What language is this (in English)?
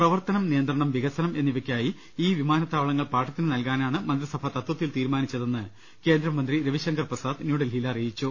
Malayalam